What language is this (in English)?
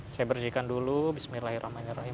Indonesian